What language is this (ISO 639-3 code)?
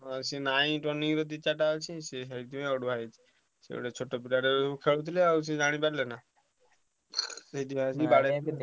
ori